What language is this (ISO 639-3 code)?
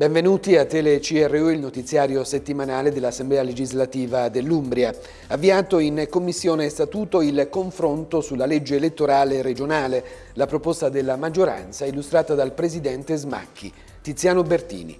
ita